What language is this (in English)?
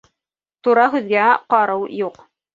Bashkir